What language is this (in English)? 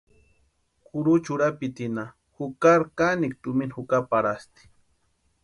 Western Highland Purepecha